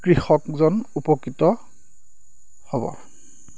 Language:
Assamese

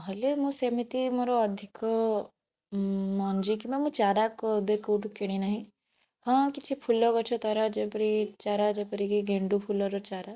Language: Odia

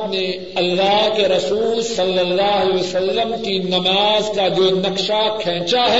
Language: Urdu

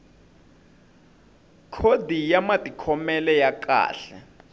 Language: Tsonga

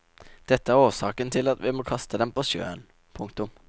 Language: Norwegian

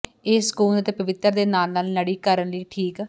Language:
Punjabi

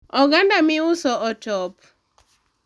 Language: Luo (Kenya and Tanzania)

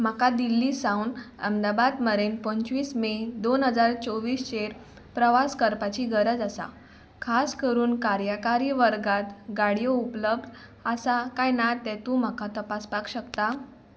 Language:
Konkani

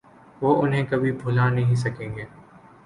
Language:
Urdu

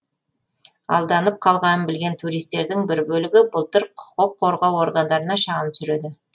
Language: Kazakh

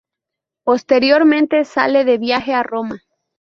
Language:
Spanish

